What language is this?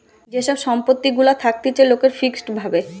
Bangla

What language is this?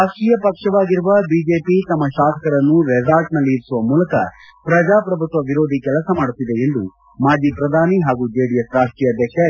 Kannada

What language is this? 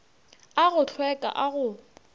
Northern Sotho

